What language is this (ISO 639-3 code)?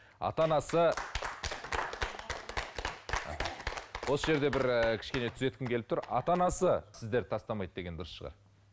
kaz